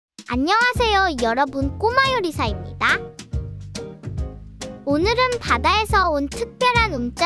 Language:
Korean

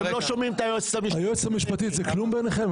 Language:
Hebrew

